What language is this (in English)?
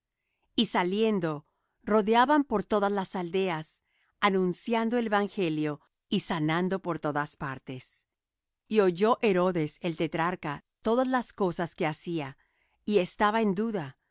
Spanish